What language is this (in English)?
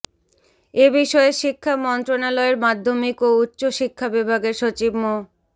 Bangla